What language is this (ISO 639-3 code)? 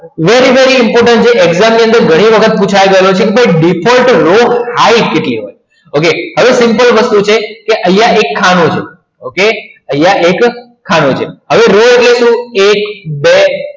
guj